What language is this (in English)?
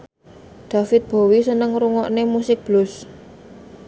Javanese